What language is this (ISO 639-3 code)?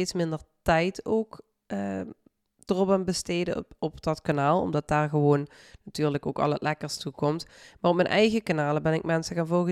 nld